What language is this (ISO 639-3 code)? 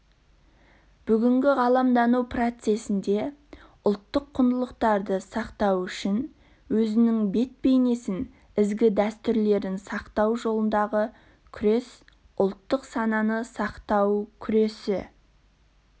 kaz